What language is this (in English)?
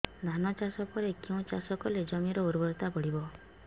Odia